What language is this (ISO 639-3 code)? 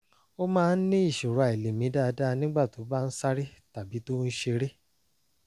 yor